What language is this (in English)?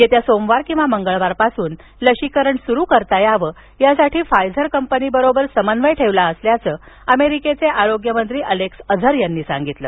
Marathi